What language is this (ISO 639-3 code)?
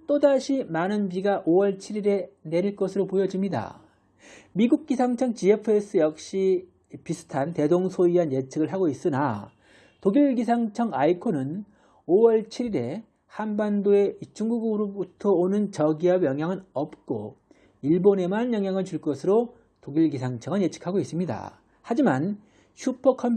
kor